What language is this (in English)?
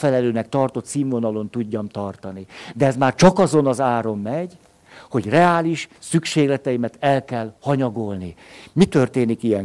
Hungarian